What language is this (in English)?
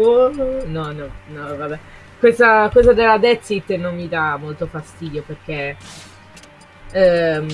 Italian